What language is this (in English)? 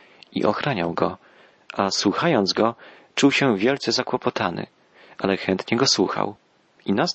Polish